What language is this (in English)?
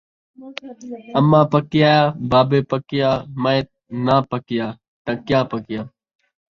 Saraiki